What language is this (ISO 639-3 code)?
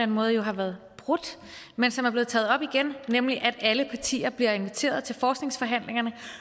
dan